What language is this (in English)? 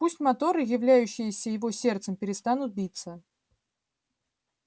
Russian